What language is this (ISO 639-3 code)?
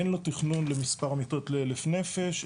heb